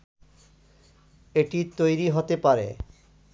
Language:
Bangla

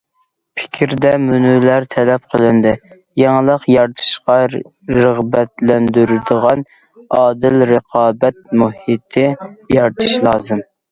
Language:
Uyghur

